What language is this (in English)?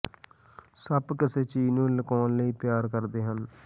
Punjabi